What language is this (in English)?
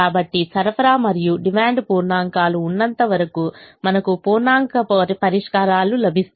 Telugu